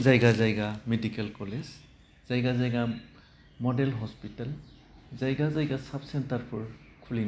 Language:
Bodo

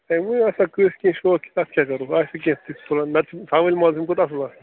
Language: Kashmiri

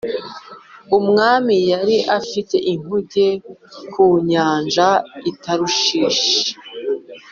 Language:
Kinyarwanda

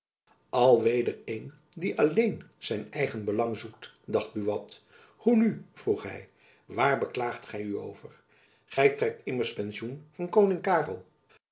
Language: Dutch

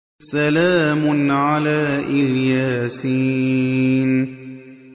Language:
Arabic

